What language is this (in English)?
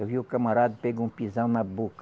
Portuguese